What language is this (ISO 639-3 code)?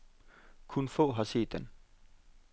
dan